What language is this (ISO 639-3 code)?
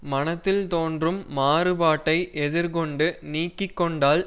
tam